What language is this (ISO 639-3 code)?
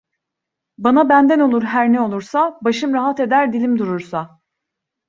tur